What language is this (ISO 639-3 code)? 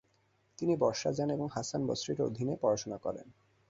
ben